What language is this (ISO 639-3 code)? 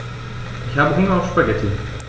deu